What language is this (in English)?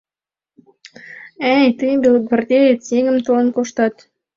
Mari